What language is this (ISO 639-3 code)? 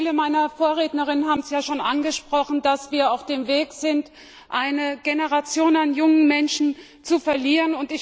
deu